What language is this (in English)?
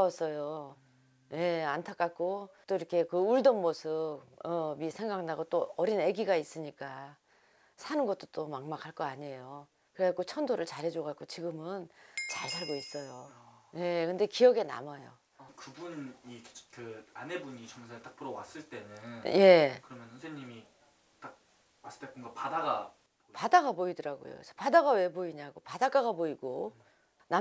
Korean